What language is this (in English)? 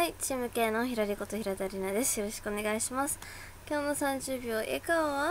Japanese